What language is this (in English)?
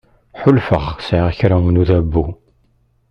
Kabyle